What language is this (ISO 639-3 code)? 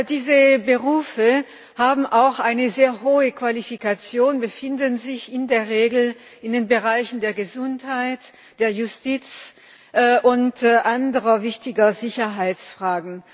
deu